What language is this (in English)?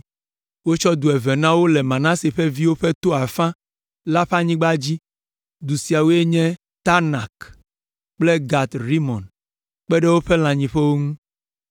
Ewe